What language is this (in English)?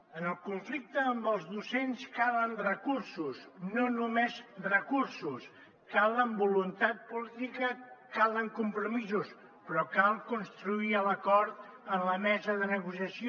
Catalan